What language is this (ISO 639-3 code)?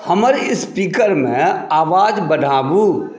mai